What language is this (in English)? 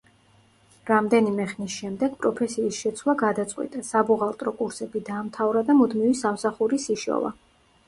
Georgian